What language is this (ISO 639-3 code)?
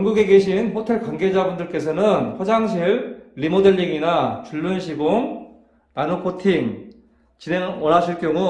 kor